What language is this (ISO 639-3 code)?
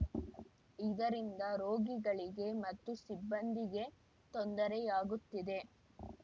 kan